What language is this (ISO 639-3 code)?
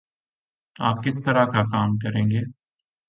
urd